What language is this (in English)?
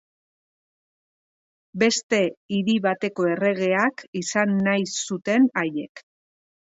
Basque